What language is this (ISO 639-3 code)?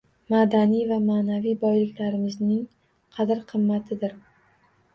uzb